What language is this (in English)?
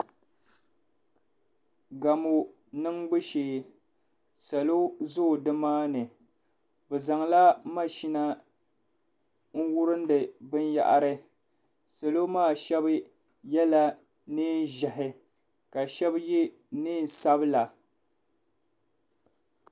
Dagbani